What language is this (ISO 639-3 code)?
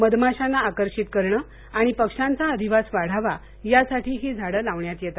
mar